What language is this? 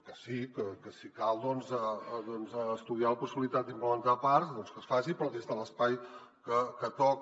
Catalan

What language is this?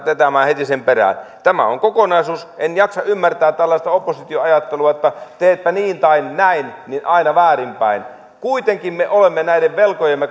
Finnish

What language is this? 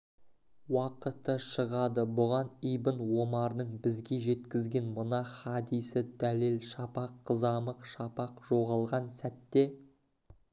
Kazakh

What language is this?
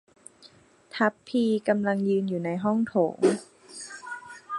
Thai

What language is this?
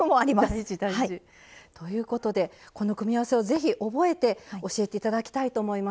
Japanese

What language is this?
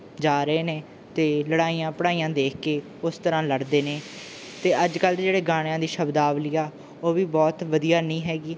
Punjabi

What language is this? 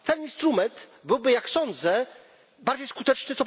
Polish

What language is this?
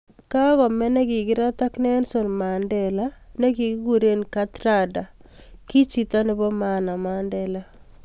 Kalenjin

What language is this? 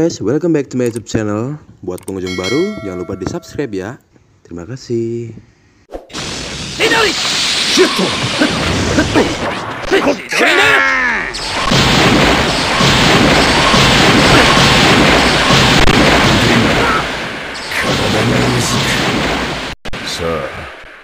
Indonesian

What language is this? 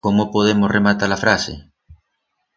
Aragonese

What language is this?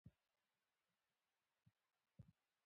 Pashto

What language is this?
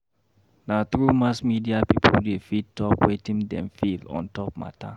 Nigerian Pidgin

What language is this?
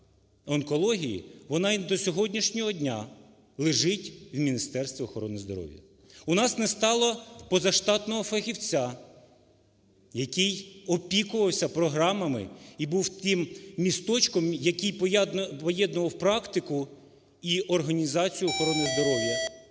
Ukrainian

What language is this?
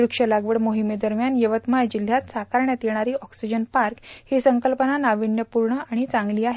Marathi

